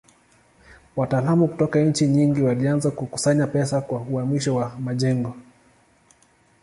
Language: Swahili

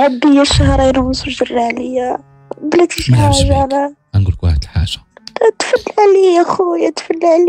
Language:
Arabic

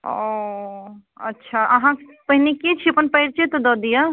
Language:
Maithili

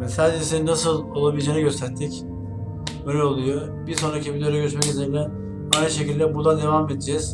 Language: Turkish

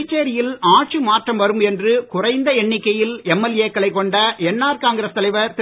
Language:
Tamil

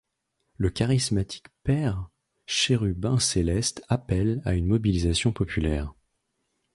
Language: French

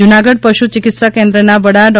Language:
Gujarati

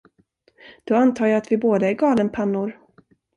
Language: Swedish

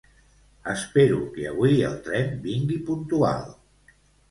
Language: Catalan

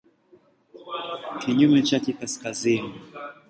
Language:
Swahili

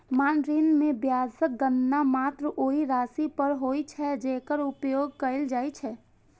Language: Maithili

